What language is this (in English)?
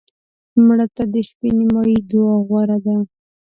Pashto